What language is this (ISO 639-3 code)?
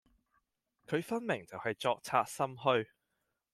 yue